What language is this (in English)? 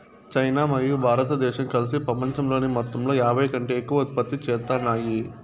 Telugu